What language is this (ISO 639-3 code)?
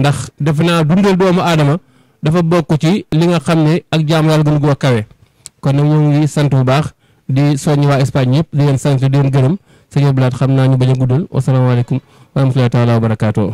ind